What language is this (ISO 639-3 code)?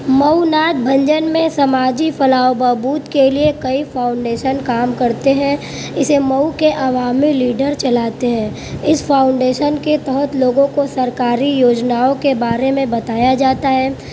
urd